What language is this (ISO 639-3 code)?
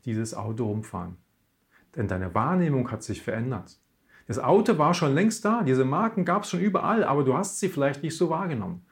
deu